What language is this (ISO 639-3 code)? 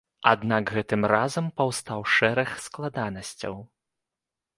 bel